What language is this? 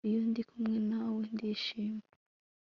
Kinyarwanda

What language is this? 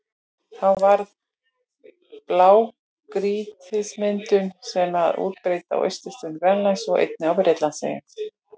Icelandic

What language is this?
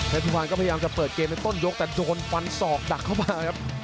Thai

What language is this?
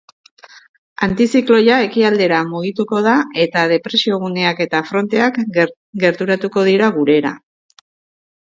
Basque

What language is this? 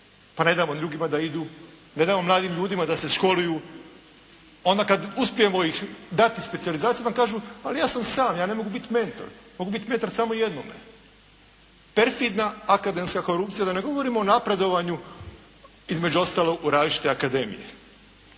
Croatian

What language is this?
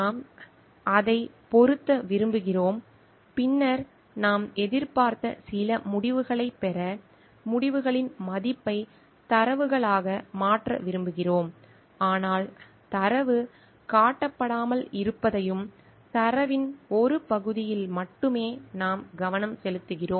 Tamil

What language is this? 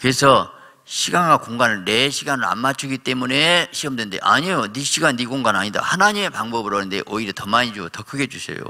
Korean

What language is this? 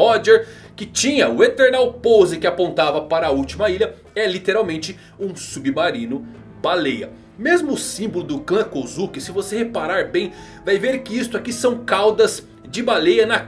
Portuguese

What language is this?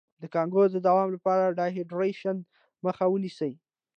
Pashto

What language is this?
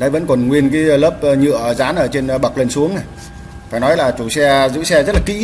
Vietnamese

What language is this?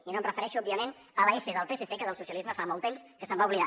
Catalan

